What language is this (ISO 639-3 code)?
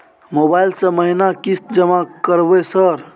mai